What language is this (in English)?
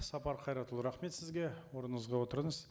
Kazakh